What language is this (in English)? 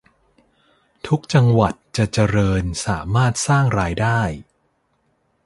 Thai